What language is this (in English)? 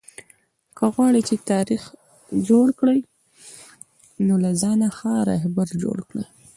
Pashto